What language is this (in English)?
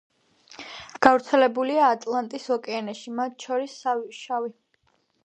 Georgian